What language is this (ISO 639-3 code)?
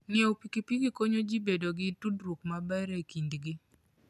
luo